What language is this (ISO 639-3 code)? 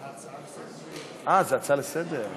heb